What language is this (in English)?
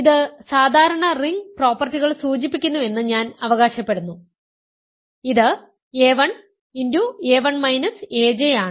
Malayalam